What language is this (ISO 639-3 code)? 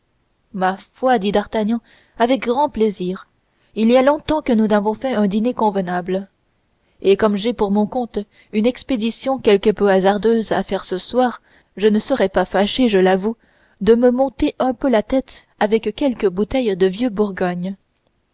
fra